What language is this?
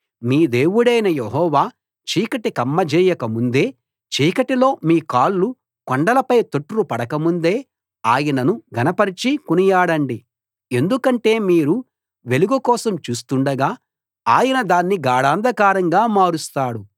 Telugu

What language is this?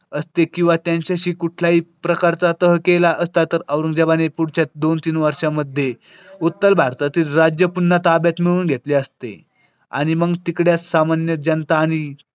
Marathi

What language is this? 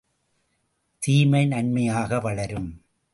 Tamil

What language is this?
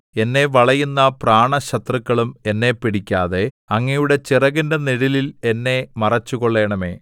Malayalam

